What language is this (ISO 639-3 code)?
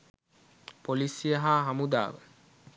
sin